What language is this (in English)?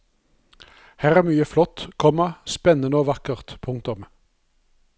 Norwegian